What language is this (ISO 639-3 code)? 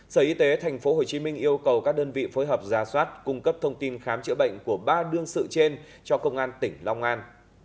vie